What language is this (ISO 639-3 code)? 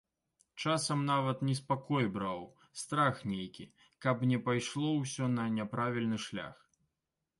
bel